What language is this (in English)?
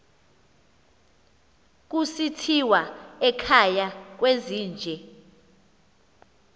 Xhosa